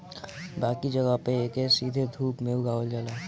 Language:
Bhojpuri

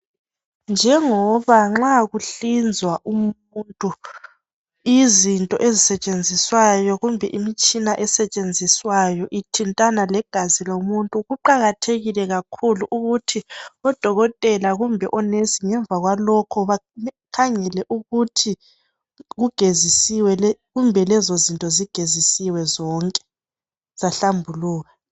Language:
North Ndebele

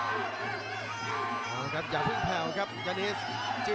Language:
Thai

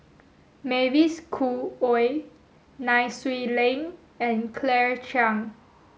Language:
English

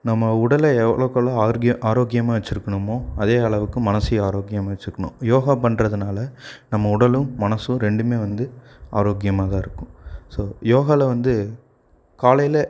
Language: Tamil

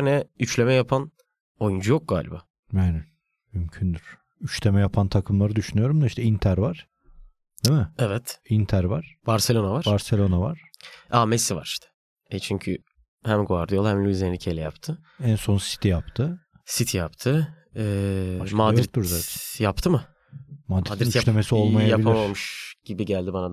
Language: Turkish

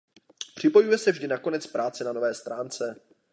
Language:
Czech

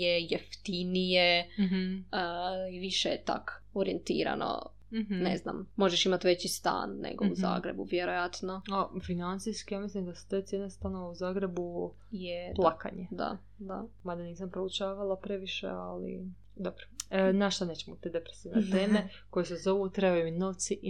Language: Croatian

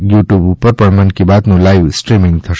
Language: Gujarati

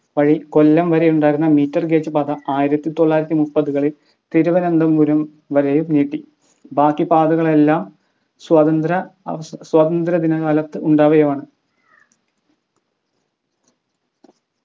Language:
Malayalam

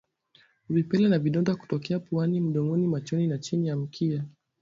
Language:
Swahili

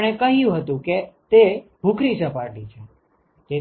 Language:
Gujarati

